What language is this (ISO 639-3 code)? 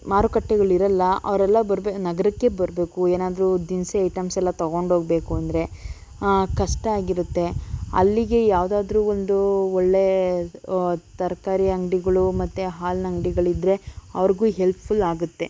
kan